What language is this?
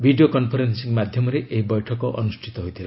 Odia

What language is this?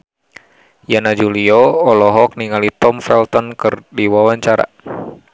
Sundanese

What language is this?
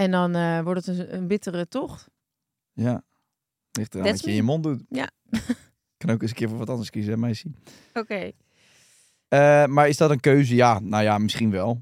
Dutch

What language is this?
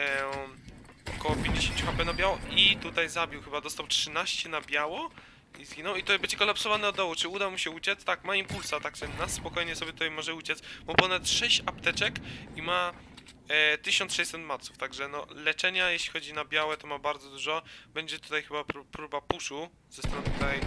Polish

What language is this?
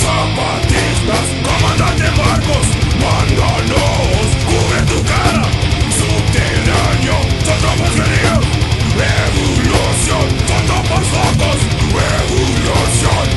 Hungarian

